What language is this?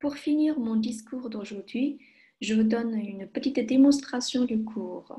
French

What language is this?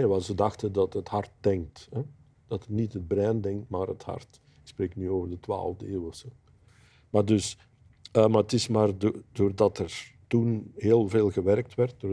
Dutch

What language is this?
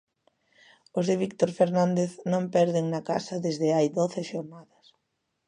Galician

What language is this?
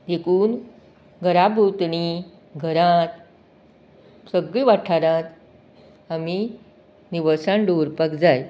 Konkani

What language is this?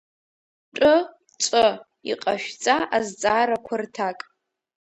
Abkhazian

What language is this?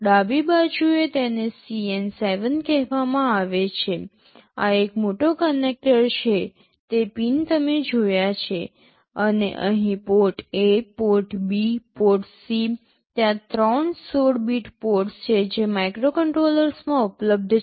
Gujarati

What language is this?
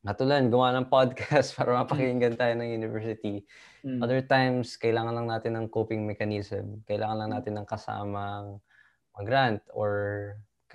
Filipino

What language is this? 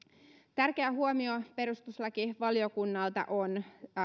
Finnish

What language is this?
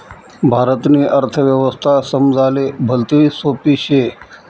Marathi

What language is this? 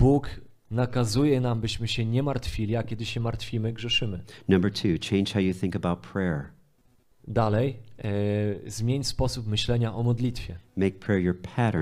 Polish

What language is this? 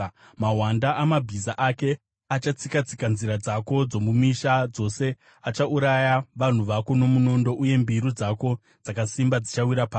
Shona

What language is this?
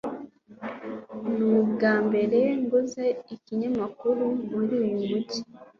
Kinyarwanda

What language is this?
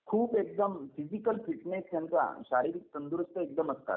Marathi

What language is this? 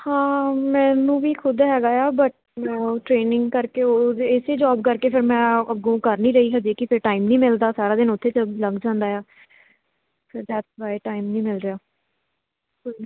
Punjabi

